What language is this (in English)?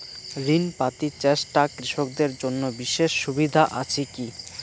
Bangla